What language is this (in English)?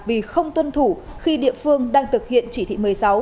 Vietnamese